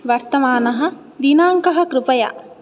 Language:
Sanskrit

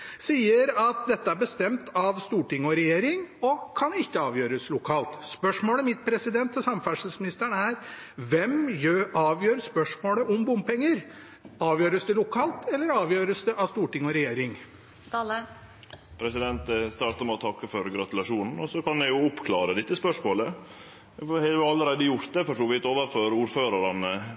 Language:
Norwegian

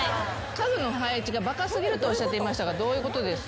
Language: Japanese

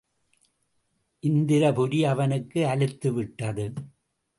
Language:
Tamil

